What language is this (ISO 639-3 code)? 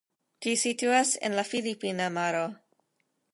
epo